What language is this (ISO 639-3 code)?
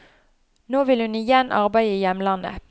nor